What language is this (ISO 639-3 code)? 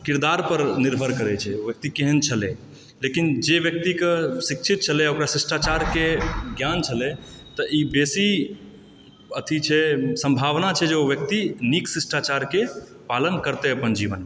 mai